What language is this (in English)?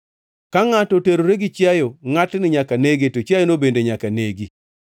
Luo (Kenya and Tanzania)